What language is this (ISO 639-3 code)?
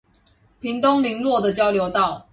zho